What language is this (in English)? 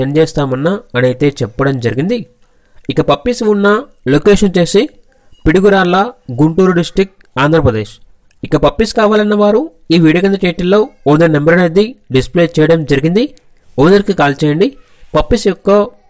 Telugu